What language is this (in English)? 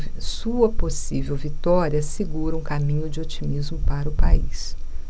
Portuguese